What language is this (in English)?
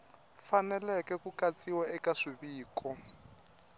Tsonga